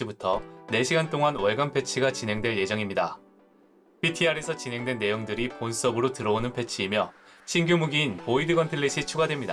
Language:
Korean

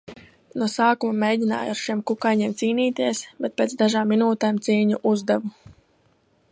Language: Latvian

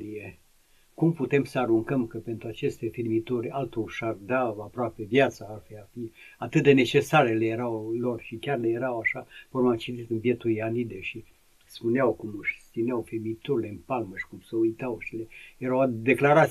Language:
Romanian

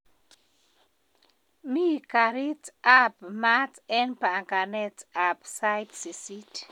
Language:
Kalenjin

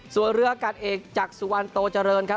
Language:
Thai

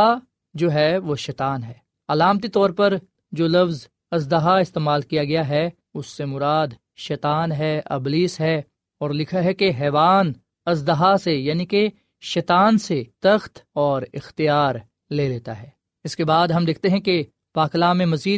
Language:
Urdu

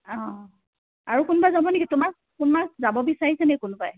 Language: Assamese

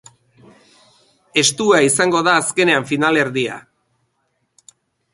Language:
Basque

